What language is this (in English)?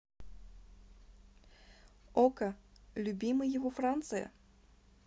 Russian